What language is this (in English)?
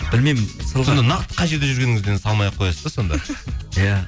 Kazakh